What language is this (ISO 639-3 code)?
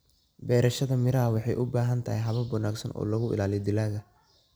som